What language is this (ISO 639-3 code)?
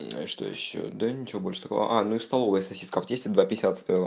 rus